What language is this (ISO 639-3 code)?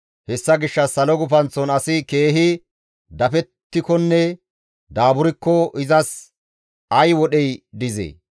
gmv